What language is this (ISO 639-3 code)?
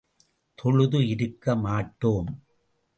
tam